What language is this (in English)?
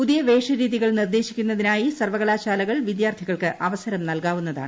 Malayalam